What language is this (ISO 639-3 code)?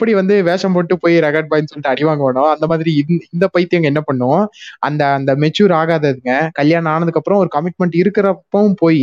tam